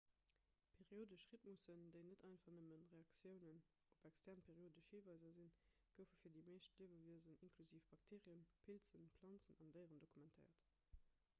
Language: Luxembourgish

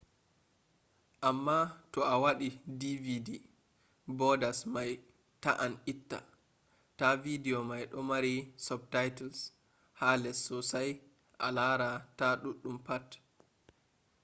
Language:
Fula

